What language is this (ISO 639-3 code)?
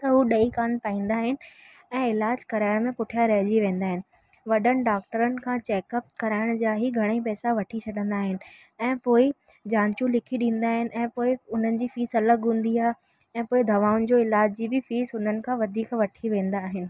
snd